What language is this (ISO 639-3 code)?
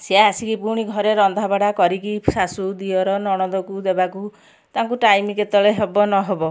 ori